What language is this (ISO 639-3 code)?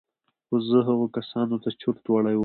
pus